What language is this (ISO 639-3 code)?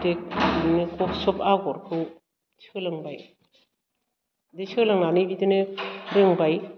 brx